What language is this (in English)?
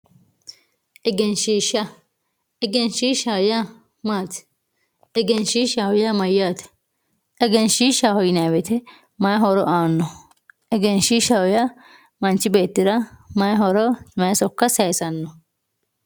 Sidamo